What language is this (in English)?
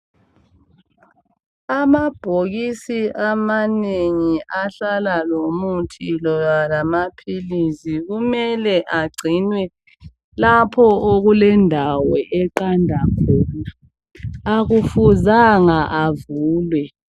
North Ndebele